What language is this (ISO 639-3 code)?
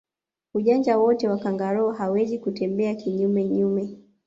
swa